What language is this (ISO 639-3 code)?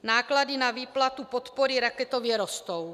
ces